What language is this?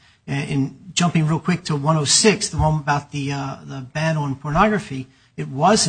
English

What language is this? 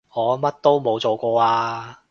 Cantonese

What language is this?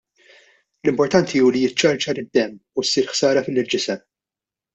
Maltese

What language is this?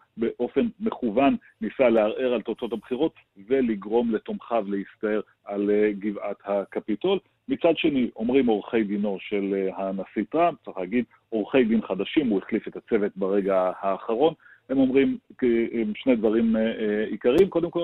Hebrew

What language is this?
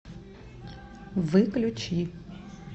Russian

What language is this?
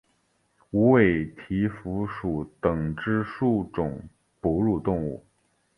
Chinese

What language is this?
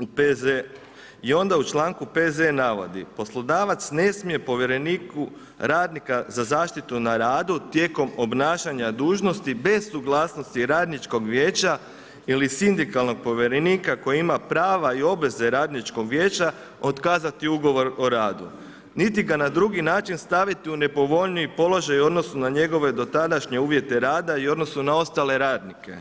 Croatian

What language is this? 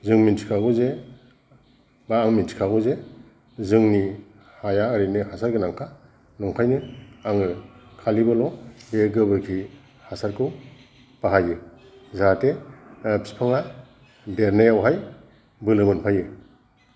Bodo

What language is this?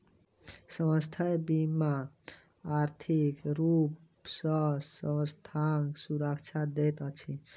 Maithili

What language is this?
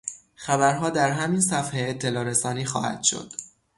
Persian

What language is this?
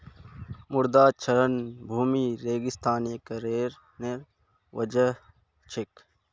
Magahi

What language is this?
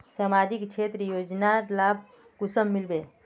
Magahi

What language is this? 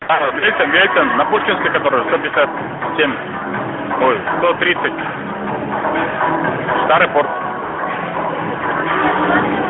Russian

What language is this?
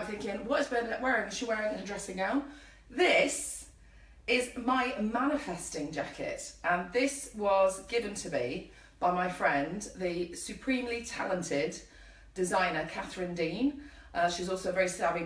English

